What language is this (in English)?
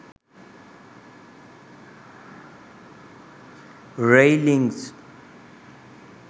Sinhala